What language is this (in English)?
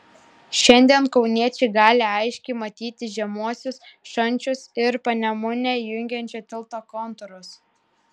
Lithuanian